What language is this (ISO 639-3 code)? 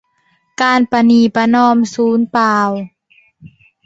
tha